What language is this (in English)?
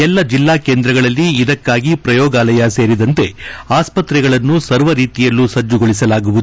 Kannada